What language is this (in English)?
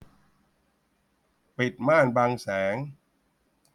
Thai